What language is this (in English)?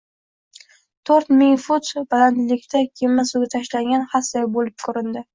Uzbek